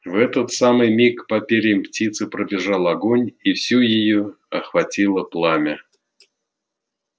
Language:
Russian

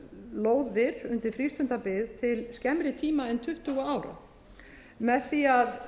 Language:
Icelandic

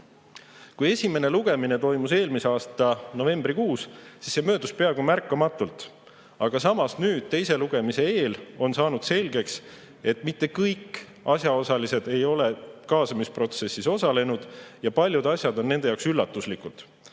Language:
Estonian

